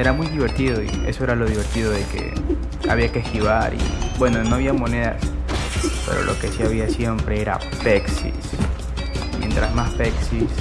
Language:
Spanish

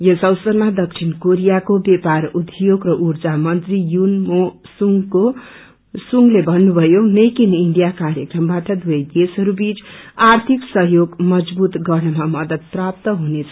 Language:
Nepali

